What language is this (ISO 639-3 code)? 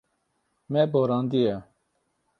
kur